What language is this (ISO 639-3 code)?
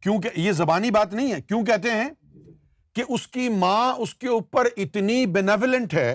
urd